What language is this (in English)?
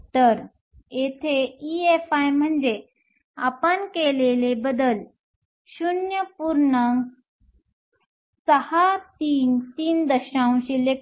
Marathi